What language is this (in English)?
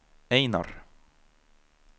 Swedish